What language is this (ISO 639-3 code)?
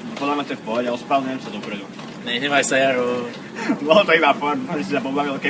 slk